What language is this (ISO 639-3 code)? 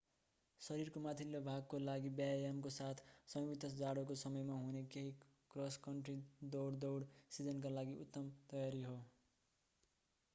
nep